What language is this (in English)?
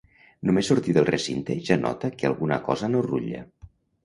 Catalan